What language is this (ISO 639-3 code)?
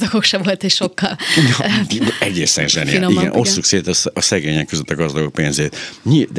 hun